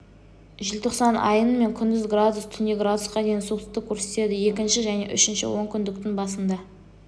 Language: Kazakh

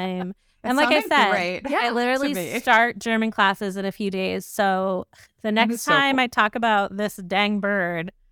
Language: English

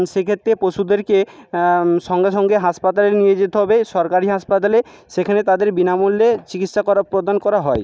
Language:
Bangla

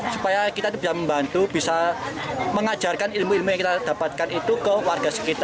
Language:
Indonesian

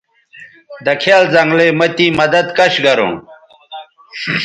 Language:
Bateri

